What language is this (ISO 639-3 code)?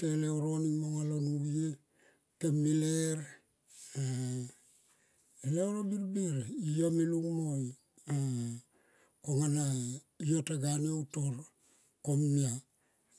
tqp